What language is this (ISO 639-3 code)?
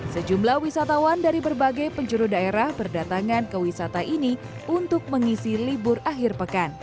ind